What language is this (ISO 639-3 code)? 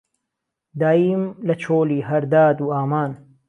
ckb